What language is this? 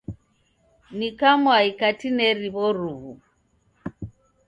Taita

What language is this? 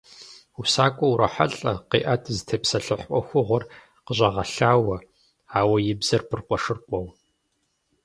Kabardian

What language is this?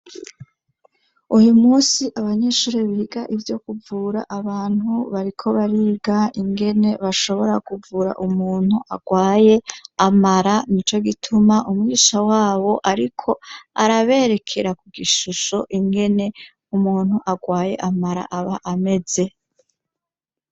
Rundi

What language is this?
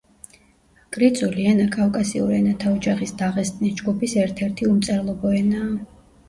Georgian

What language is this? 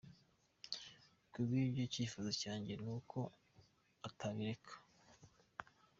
Kinyarwanda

